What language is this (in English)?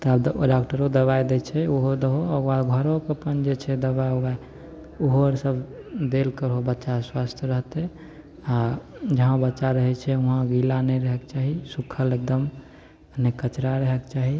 Maithili